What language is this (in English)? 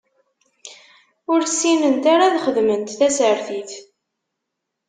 Kabyle